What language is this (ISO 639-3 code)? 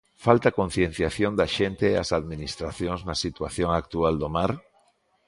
glg